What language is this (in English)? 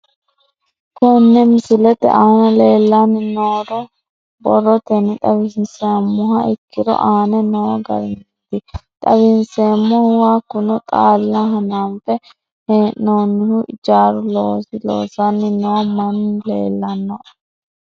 Sidamo